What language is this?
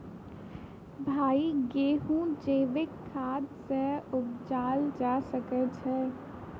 Maithili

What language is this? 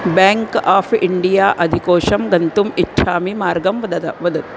Sanskrit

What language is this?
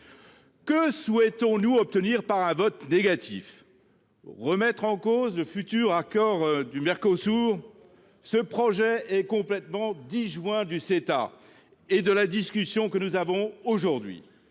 French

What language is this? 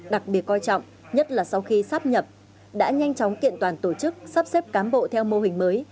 Vietnamese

